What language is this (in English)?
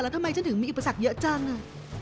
Thai